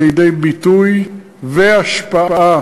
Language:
Hebrew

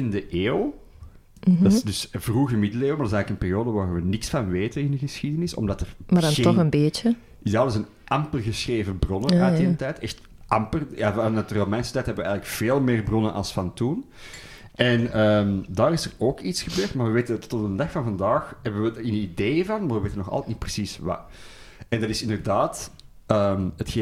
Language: Dutch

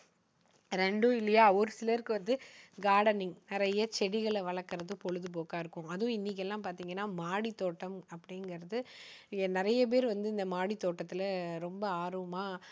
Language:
Tamil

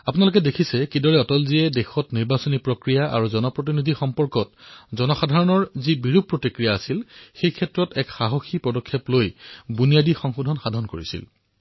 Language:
Assamese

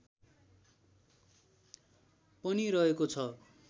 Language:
Nepali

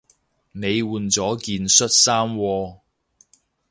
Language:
Cantonese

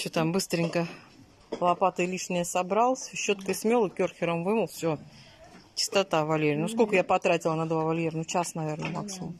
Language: Russian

